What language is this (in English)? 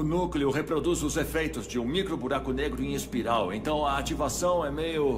Portuguese